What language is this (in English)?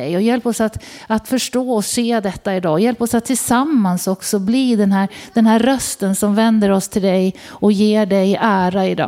Swedish